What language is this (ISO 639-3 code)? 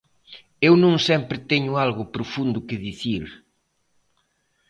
glg